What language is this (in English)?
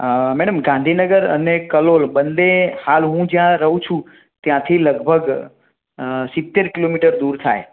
Gujarati